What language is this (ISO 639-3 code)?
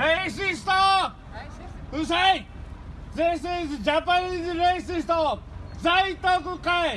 jpn